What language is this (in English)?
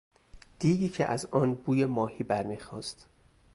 Persian